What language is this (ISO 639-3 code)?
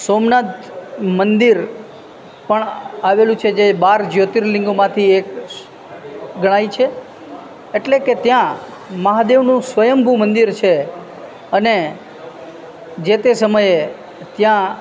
guj